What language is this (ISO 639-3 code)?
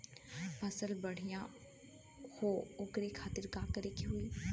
bho